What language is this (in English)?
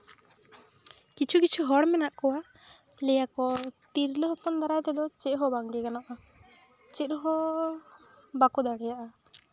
Santali